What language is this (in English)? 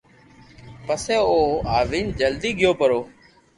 Loarki